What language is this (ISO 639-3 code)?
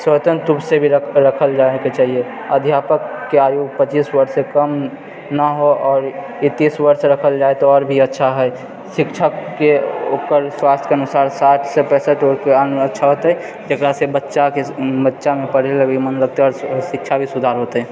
mai